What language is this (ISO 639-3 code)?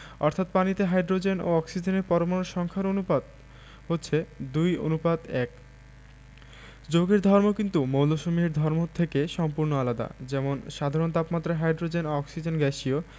ben